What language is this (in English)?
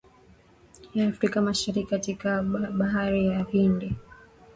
Swahili